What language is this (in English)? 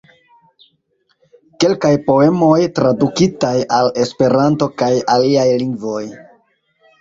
Esperanto